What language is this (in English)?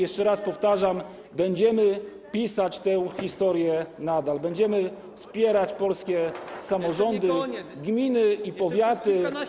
Polish